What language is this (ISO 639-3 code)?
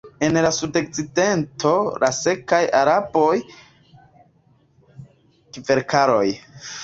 epo